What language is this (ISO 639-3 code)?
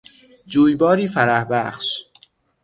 fas